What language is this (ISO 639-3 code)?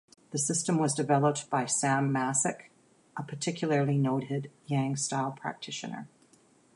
eng